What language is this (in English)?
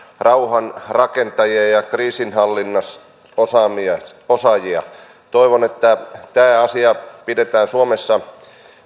Finnish